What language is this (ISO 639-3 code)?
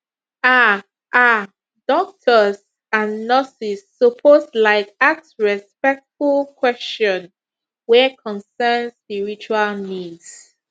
pcm